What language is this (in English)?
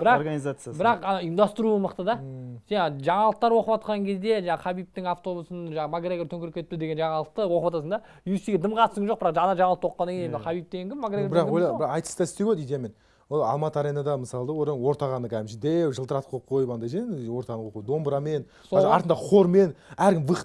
Turkish